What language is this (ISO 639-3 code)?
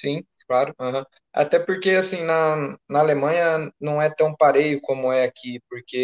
por